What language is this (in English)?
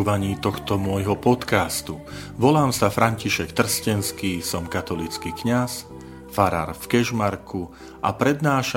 Slovak